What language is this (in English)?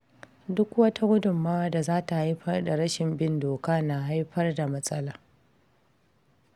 Hausa